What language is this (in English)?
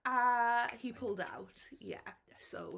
Welsh